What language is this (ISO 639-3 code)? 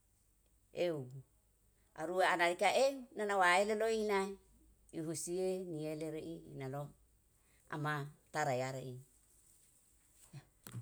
jal